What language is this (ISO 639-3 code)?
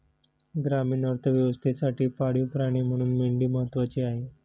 mar